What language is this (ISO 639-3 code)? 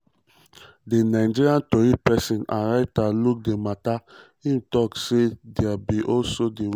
pcm